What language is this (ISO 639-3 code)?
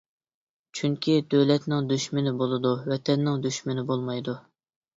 uig